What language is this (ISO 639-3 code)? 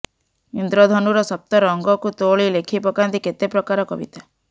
ori